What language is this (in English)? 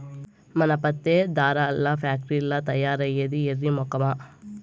Telugu